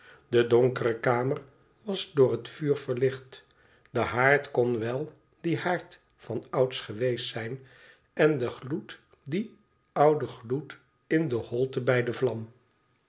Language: Dutch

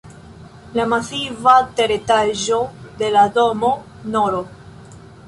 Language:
Esperanto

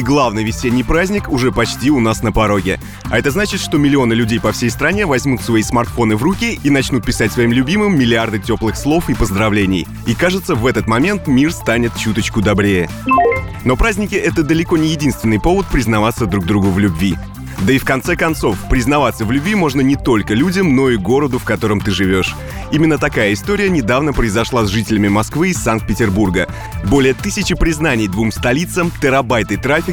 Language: Russian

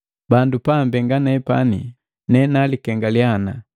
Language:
Matengo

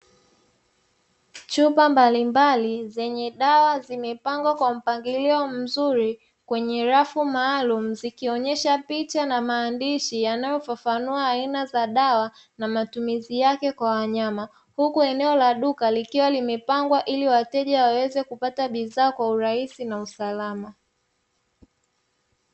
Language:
Swahili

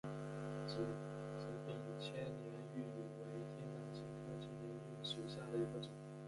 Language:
Chinese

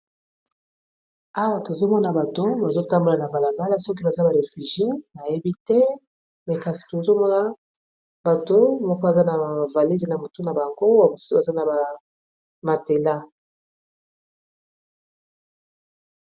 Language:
Lingala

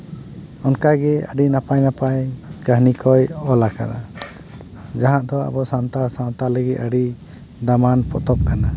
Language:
Santali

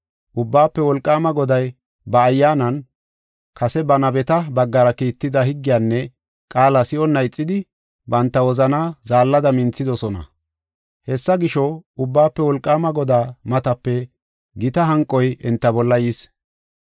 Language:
Gofa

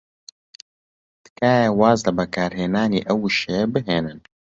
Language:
Central Kurdish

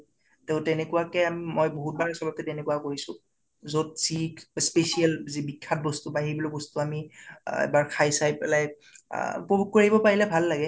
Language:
Assamese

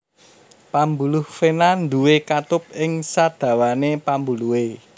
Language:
Javanese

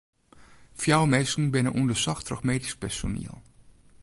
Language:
Western Frisian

